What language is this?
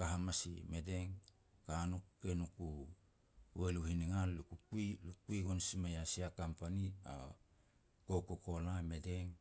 Petats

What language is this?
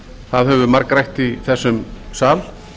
Icelandic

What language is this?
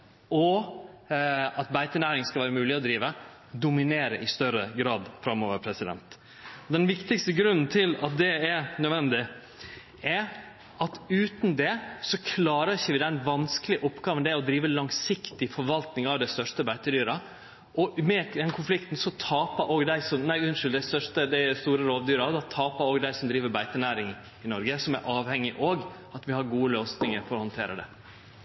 Norwegian Nynorsk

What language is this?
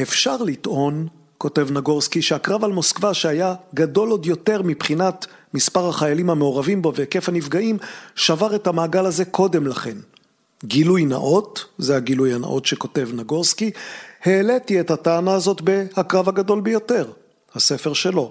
Hebrew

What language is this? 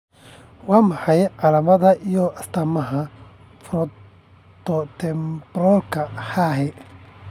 Somali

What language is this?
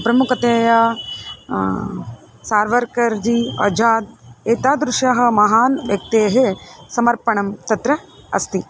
Sanskrit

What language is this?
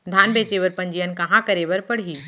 Chhattisgarhi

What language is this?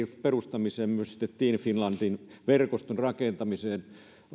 Finnish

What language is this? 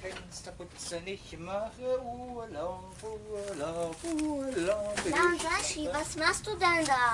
German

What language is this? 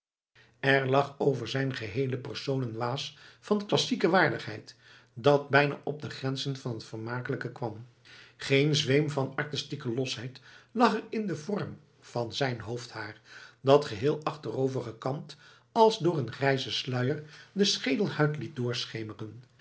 Dutch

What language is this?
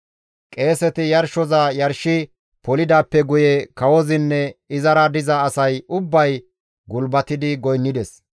Gamo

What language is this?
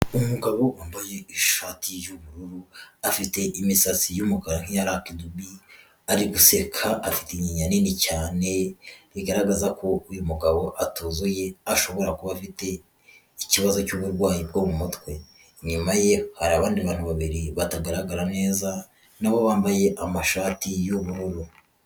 Kinyarwanda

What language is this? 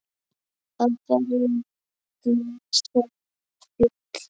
Icelandic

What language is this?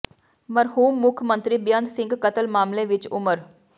Punjabi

